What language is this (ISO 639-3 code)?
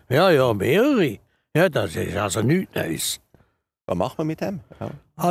deu